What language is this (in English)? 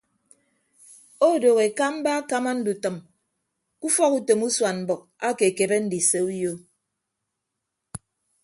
Ibibio